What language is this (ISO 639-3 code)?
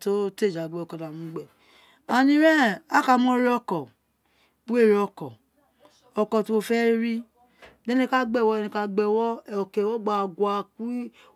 its